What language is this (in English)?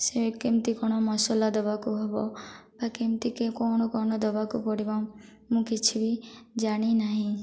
Odia